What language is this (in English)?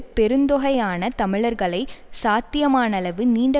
Tamil